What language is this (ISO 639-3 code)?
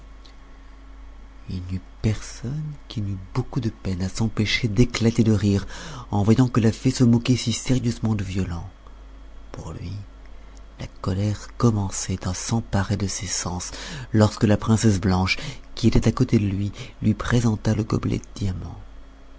fra